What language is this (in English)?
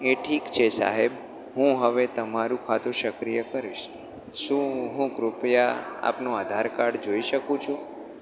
Gujarati